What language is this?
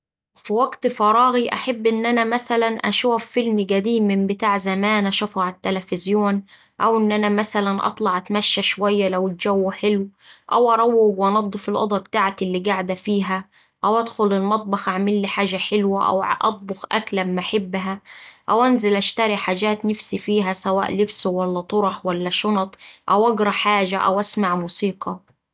Saidi Arabic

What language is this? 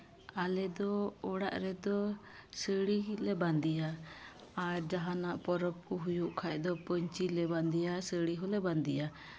Santali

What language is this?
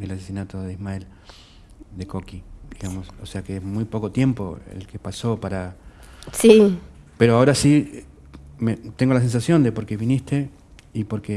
Spanish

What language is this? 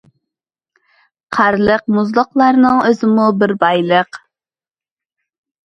Uyghur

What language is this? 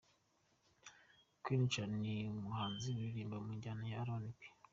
Kinyarwanda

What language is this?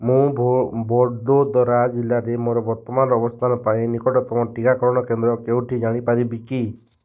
Odia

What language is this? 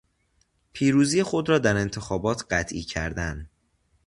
Persian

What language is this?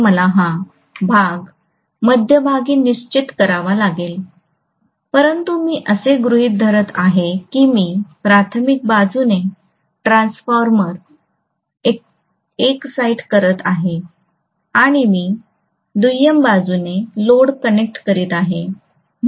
Marathi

